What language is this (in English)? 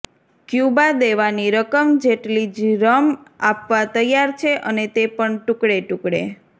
Gujarati